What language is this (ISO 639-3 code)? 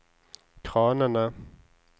nor